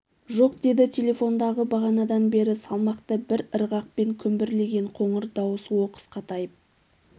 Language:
Kazakh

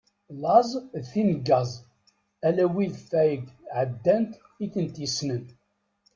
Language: Kabyle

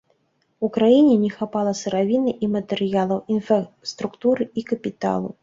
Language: Belarusian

